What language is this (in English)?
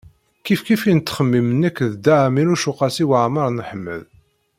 Kabyle